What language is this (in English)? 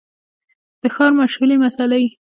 Pashto